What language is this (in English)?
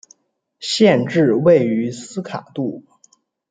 Chinese